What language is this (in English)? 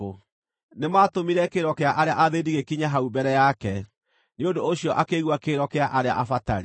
Kikuyu